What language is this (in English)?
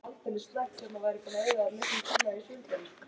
Icelandic